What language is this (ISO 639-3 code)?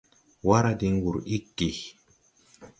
tui